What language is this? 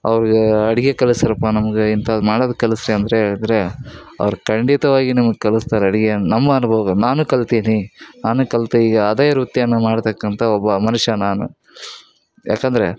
Kannada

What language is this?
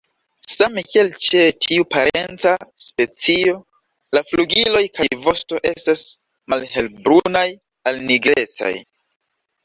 Esperanto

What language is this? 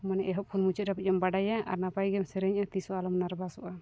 Santali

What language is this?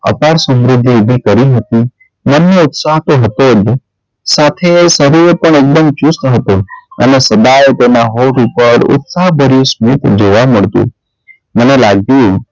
Gujarati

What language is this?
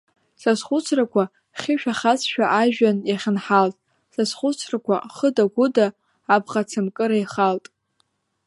Abkhazian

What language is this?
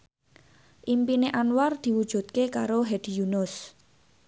Javanese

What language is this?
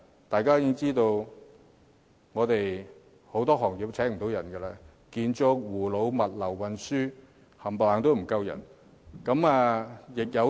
Cantonese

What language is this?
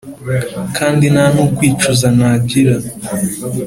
Kinyarwanda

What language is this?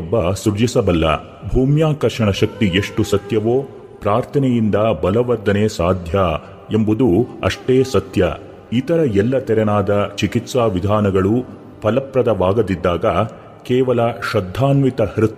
Kannada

